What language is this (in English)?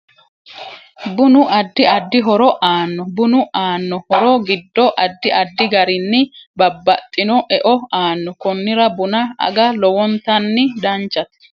Sidamo